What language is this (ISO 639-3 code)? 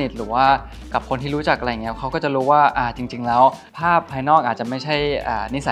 tha